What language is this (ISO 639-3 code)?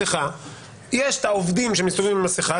heb